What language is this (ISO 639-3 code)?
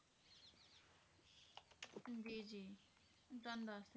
pan